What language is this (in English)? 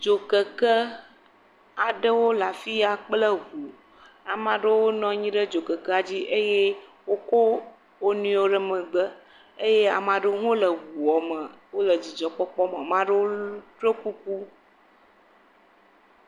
Ewe